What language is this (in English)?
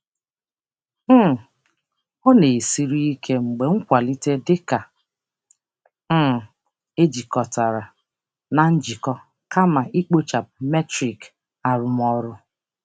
Igbo